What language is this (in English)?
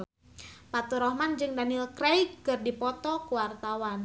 Sundanese